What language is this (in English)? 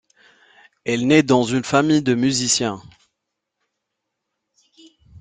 French